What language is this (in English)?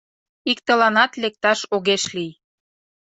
Mari